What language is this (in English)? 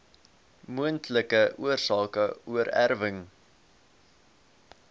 Afrikaans